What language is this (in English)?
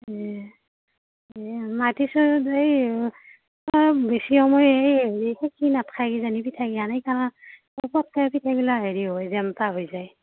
Assamese